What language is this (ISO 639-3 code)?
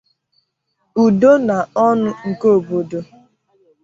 ibo